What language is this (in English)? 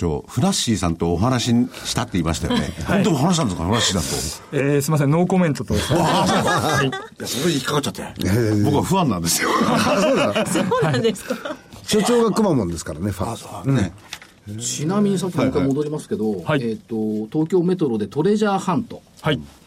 Japanese